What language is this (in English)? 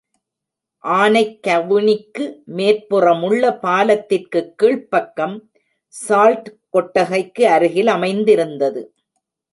Tamil